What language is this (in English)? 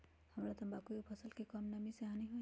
Magahi